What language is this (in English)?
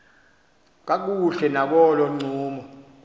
Xhosa